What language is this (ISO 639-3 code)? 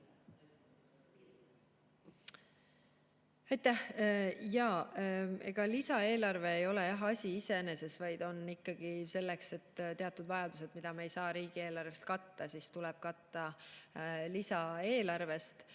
est